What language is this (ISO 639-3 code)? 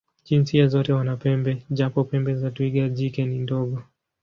swa